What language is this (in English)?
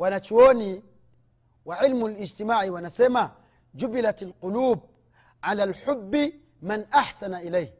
Swahili